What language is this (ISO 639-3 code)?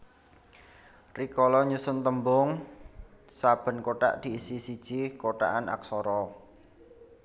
jav